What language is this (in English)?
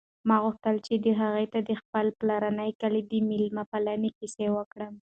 Pashto